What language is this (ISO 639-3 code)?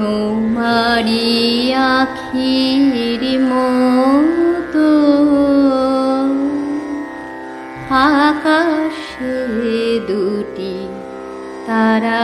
ben